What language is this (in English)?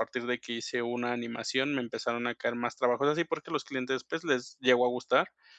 Spanish